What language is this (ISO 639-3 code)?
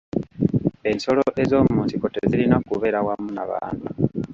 lug